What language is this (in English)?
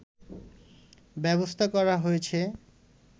Bangla